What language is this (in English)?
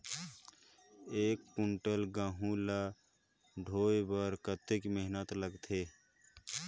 Chhattisgarhi